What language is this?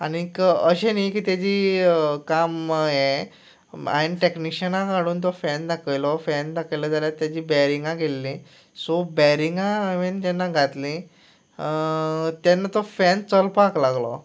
Konkani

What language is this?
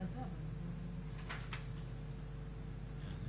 Hebrew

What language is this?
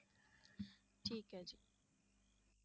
Punjabi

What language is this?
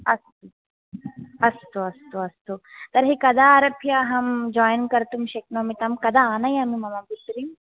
Sanskrit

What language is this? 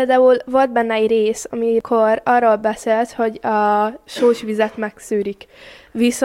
Hungarian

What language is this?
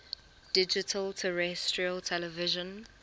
English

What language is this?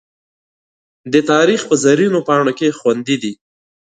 Pashto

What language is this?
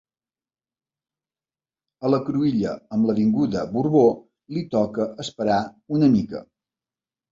Catalan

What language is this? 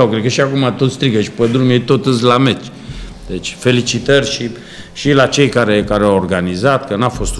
Romanian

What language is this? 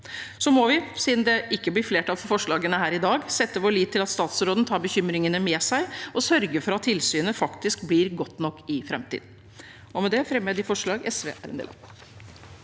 Norwegian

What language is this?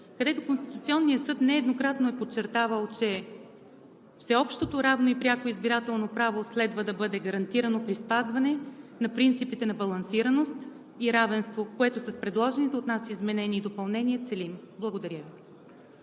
Bulgarian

